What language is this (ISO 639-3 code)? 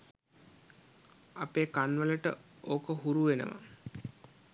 sin